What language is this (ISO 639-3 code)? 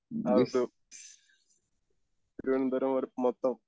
mal